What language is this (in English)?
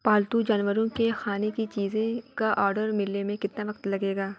Urdu